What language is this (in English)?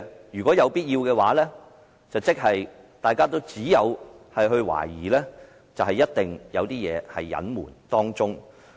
Cantonese